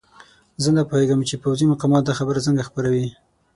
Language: Pashto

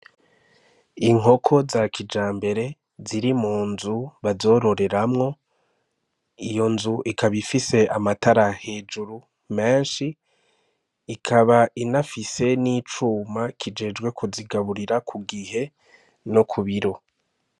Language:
Rundi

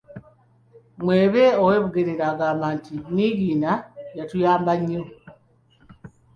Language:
Ganda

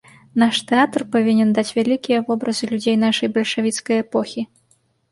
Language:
Belarusian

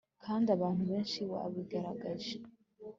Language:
Kinyarwanda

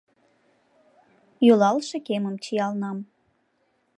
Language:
Mari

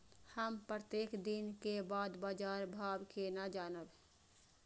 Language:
Maithili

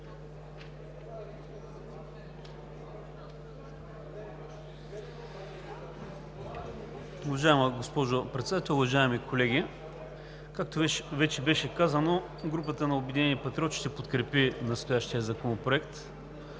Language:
Bulgarian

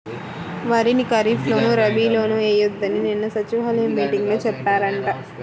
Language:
Telugu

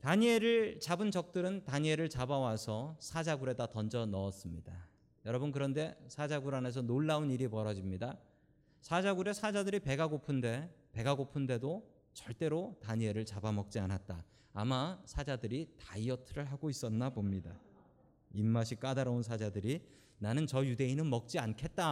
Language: Korean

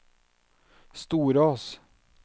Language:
Norwegian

